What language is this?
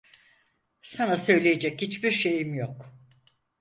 Turkish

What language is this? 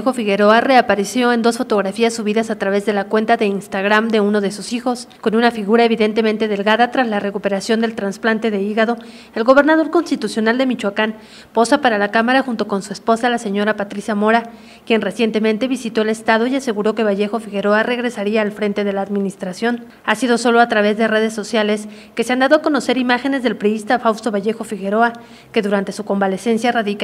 Spanish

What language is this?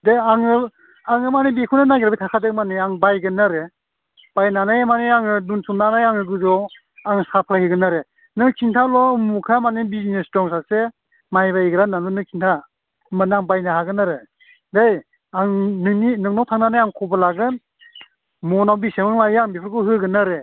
Bodo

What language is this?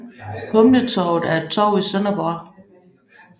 Danish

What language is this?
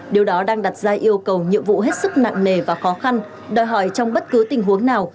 Vietnamese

